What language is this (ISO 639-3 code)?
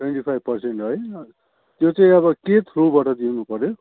nep